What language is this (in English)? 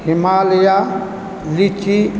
Maithili